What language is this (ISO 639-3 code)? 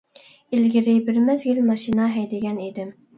uig